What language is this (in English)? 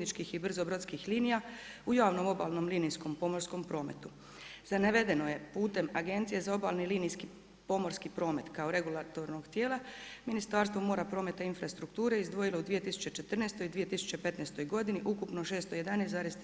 Croatian